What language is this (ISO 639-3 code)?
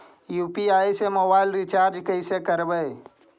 mag